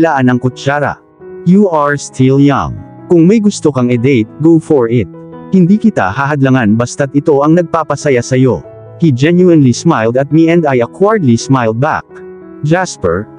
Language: Filipino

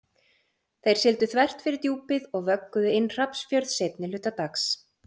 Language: Icelandic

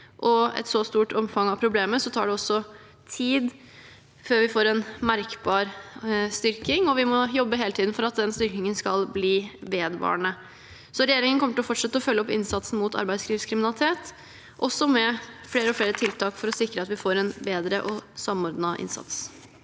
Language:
Norwegian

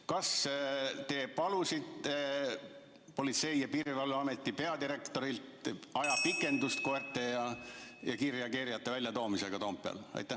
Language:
Estonian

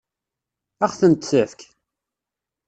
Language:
Kabyle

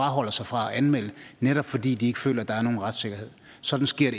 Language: Danish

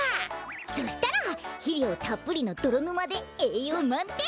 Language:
Japanese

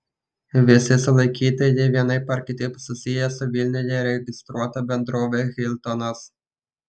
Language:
Lithuanian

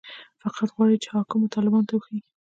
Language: Pashto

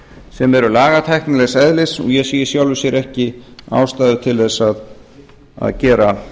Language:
Icelandic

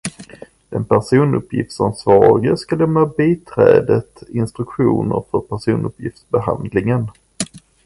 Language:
Swedish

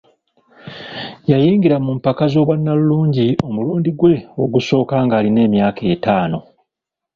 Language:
Ganda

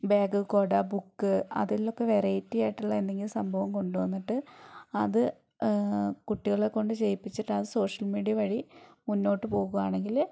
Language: Malayalam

